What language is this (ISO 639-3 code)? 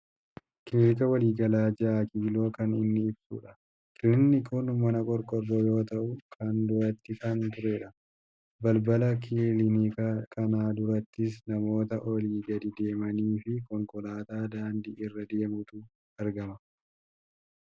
orm